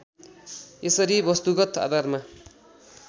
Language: Nepali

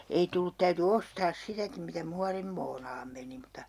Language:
Finnish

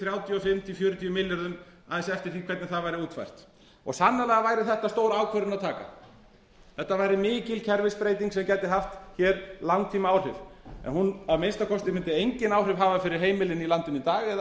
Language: Icelandic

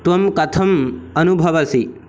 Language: Sanskrit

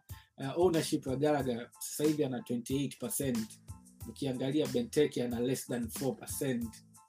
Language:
Swahili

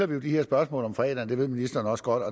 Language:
Danish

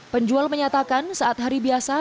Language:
Indonesian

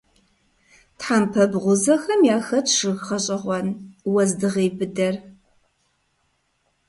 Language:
Kabardian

